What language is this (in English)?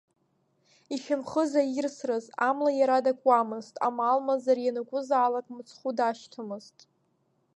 Abkhazian